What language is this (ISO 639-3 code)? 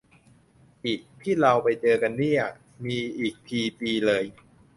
tha